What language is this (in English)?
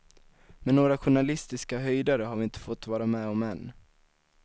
Swedish